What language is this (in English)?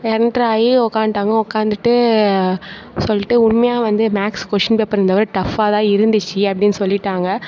Tamil